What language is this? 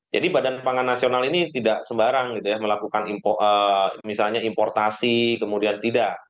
Indonesian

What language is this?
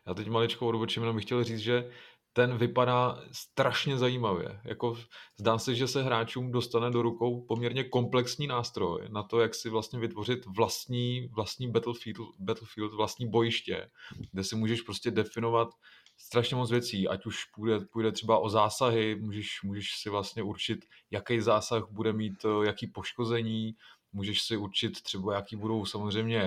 Czech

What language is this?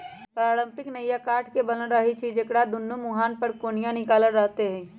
Magahi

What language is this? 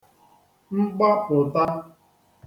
Igbo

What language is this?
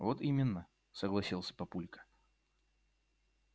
Russian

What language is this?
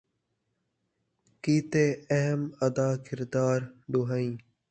Saraiki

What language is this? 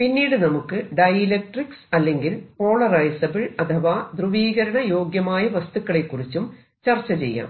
Malayalam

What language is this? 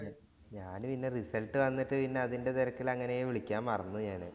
Malayalam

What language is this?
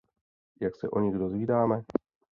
Czech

